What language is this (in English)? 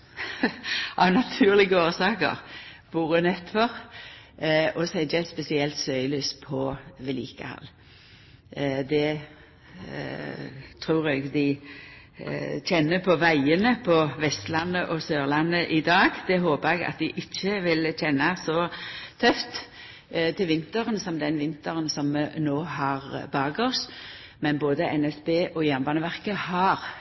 Norwegian Nynorsk